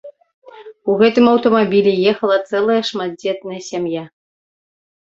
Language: Belarusian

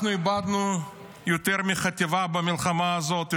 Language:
Hebrew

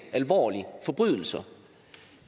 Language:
Danish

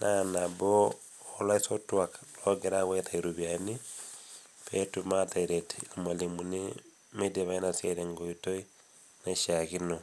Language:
Masai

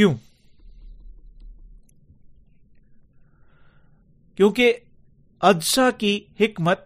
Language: Urdu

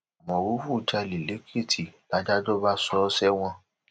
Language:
Yoruba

